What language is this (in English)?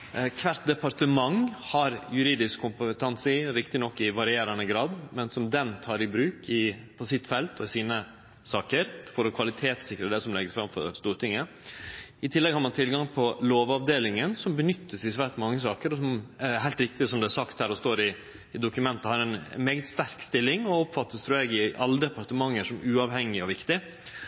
Norwegian Nynorsk